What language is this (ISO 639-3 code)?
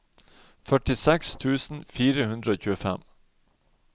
nor